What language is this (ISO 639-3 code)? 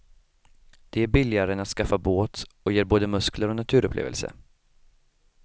swe